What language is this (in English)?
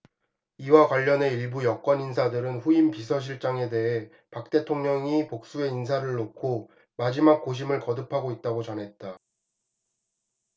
Korean